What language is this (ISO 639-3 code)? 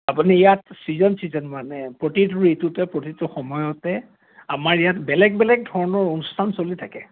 asm